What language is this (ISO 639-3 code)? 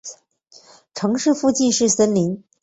zho